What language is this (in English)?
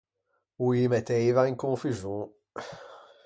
Ligurian